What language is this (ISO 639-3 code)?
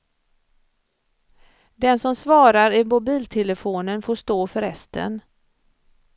swe